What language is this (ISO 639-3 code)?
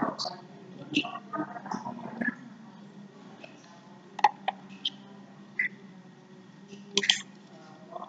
ind